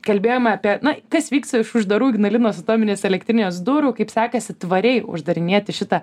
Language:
Lithuanian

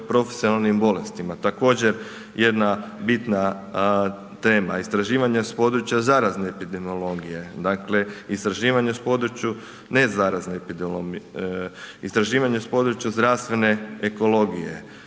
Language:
Croatian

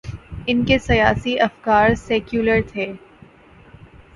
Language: Urdu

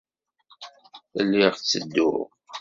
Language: Kabyle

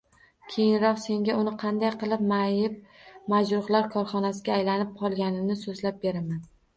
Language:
Uzbek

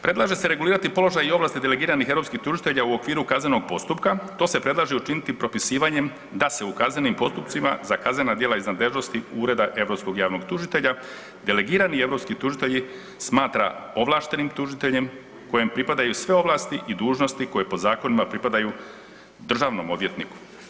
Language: Croatian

